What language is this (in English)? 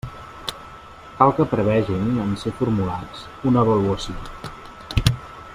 Catalan